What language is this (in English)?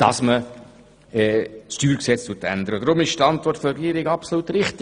Swiss German